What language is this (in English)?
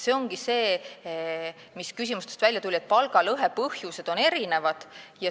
Estonian